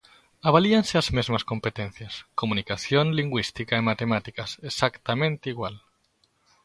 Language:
Galician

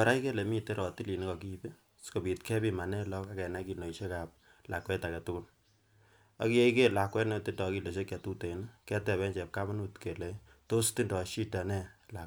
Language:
Kalenjin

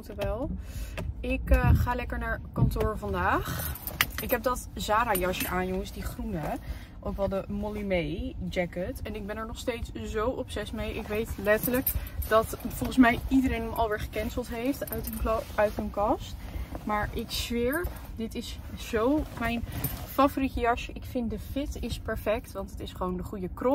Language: Dutch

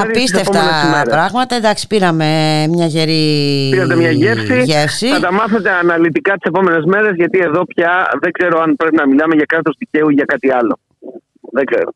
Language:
Greek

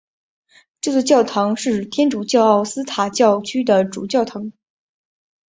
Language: Chinese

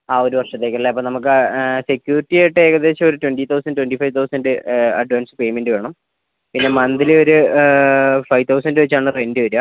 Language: Malayalam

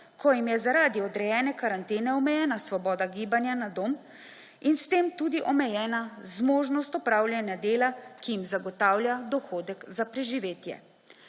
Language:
Slovenian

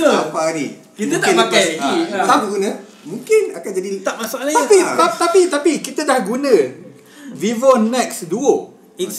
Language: Malay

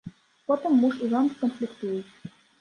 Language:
Belarusian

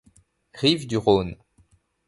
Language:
French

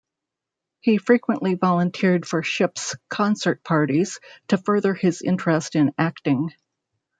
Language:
English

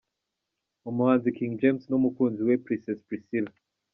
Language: Kinyarwanda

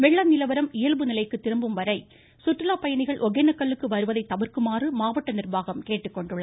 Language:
Tamil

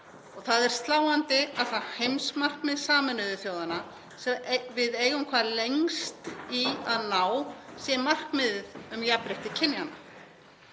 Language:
Icelandic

